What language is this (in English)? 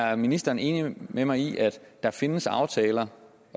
Danish